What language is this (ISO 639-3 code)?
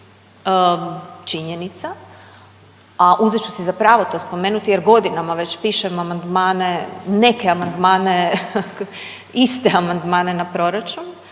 hrv